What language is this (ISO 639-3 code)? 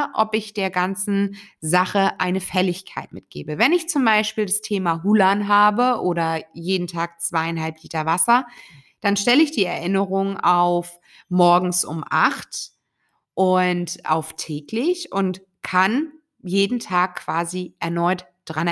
deu